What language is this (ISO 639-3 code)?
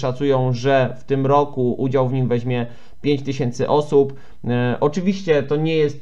pol